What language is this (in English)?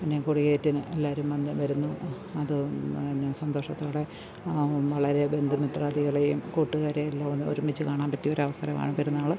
Malayalam